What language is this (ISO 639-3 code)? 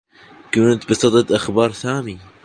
ara